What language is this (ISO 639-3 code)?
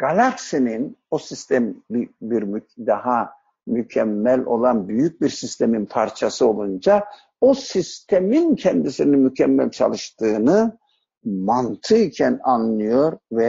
tur